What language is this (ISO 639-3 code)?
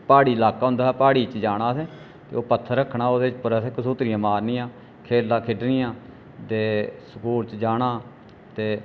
doi